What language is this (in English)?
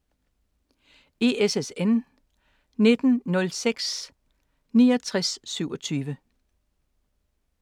Danish